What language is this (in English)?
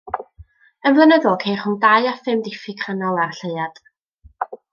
Welsh